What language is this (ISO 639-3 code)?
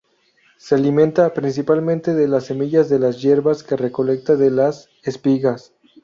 spa